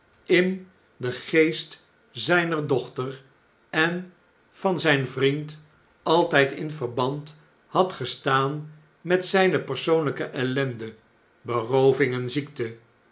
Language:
Dutch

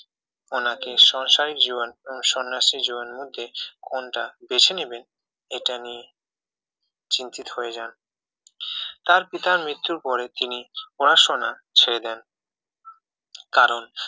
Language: Bangla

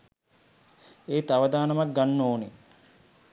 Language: Sinhala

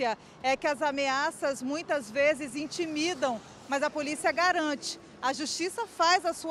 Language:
Portuguese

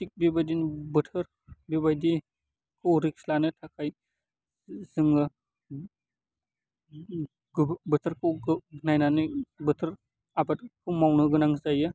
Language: Bodo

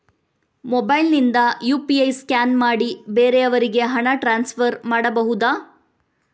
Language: Kannada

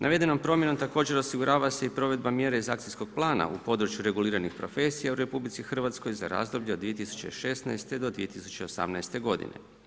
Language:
Croatian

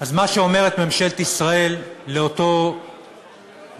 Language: Hebrew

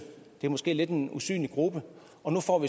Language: Danish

